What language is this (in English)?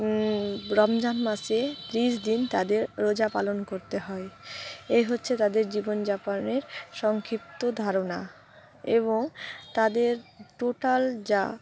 Bangla